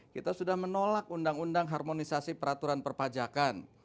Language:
Indonesian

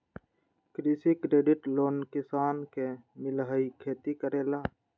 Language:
Magahi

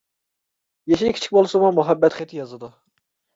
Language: Uyghur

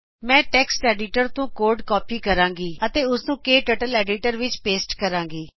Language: Punjabi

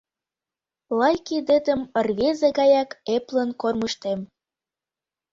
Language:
Mari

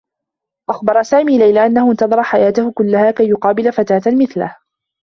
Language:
Arabic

